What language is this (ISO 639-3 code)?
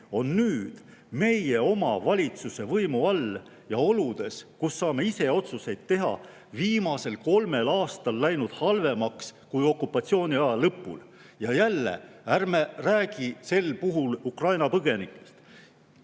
est